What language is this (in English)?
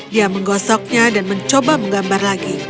Indonesian